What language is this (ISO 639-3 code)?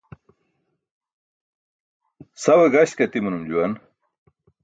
bsk